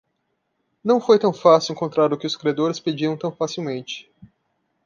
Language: Portuguese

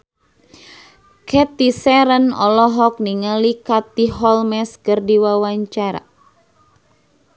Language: Sundanese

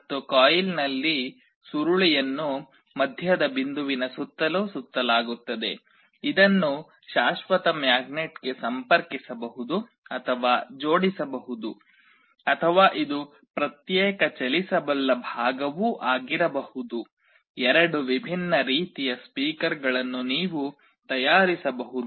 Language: Kannada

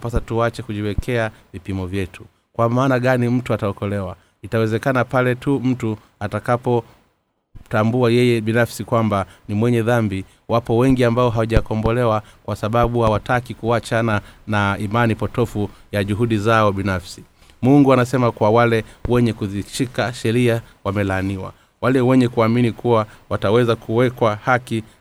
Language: Swahili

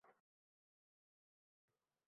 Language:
Uzbek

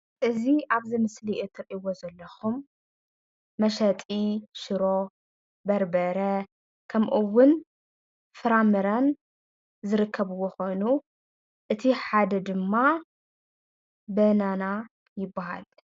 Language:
Tigrinya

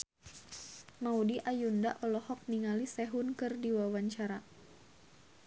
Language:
Sundanese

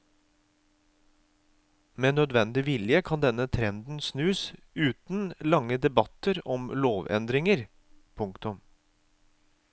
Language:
Norwegian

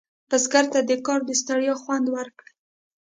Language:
Pashto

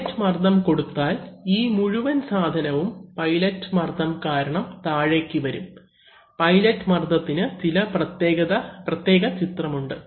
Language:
Malayalam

